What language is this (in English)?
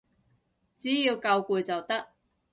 Cantonese